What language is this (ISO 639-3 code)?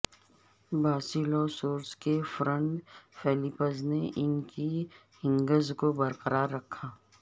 urd